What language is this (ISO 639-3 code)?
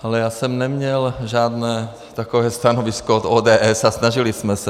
ces